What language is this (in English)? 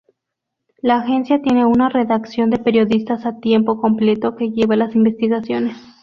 Spanish